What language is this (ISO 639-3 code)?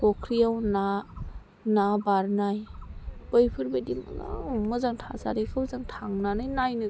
brx